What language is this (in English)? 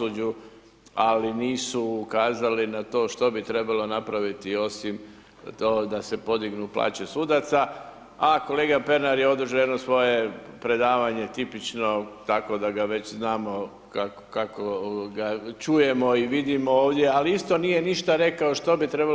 Croatian